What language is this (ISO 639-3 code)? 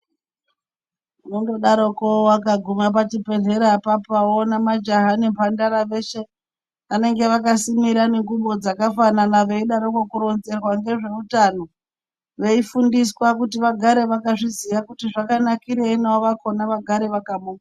ndc